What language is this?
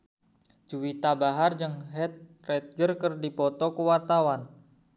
Sundanese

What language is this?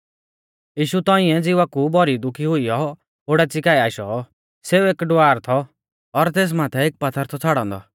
Mahasu Pahari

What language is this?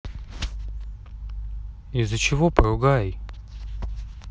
Russian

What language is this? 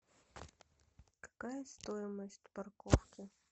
Russian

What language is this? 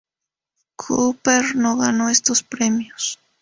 Spanish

